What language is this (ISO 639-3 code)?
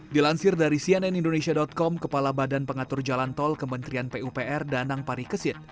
ind